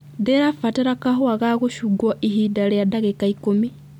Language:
Kikuyu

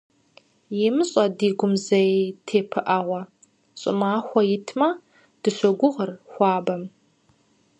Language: Kabardian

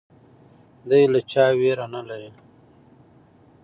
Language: Pashto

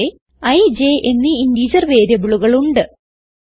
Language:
Malayalam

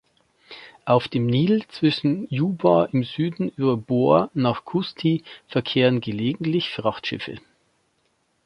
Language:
German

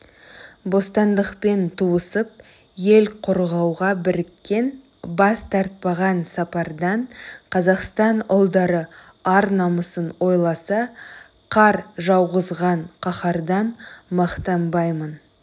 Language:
Kazakh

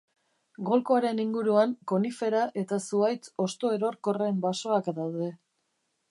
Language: Basque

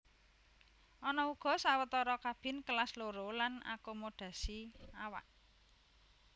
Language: Javanese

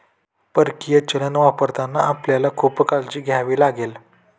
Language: Marathi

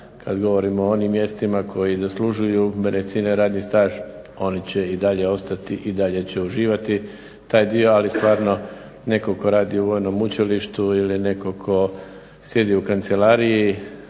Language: Croatian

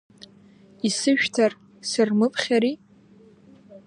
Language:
Abkhazian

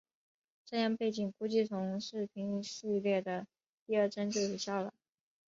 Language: Chinese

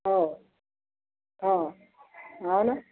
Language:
Marathi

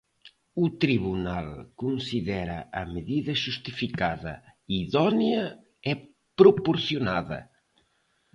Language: Galician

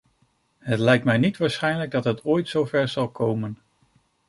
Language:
Dutch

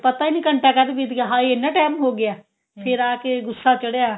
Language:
Punjabi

